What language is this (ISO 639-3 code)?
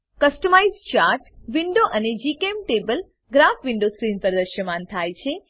guj